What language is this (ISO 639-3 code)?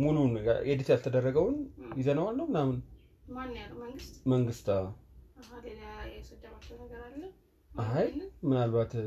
amh